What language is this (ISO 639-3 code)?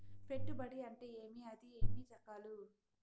tel